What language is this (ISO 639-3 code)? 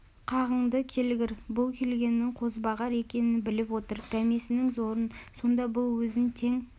kaz